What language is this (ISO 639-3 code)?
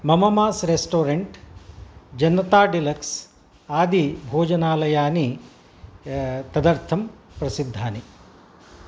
san